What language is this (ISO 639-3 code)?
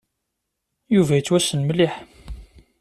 kab